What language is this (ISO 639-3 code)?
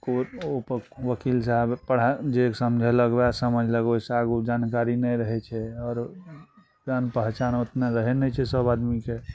mai